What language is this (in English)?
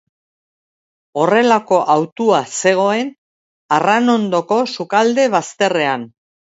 Basque